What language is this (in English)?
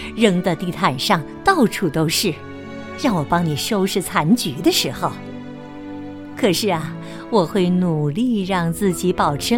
Chinese